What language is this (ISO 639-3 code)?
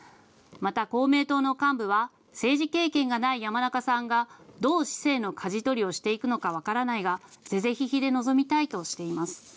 jpn